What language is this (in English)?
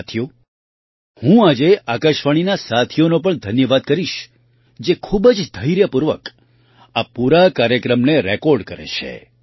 Gujarati